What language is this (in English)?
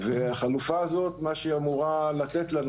Hebrew